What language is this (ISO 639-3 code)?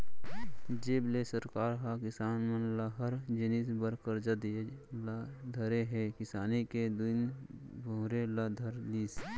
hne